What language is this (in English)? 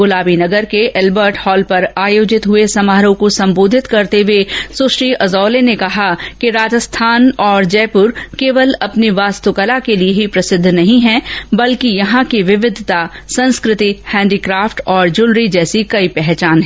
Hindi